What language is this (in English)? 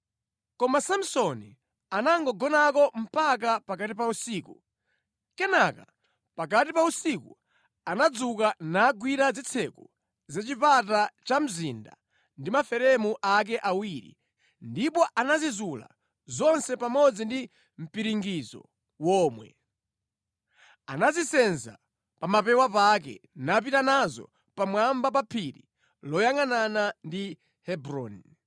Nyanja